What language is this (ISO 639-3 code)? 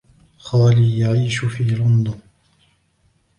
ara